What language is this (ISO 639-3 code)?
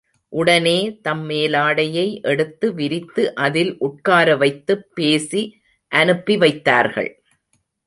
tam